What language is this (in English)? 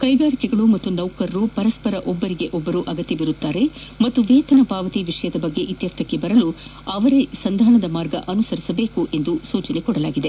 Kannada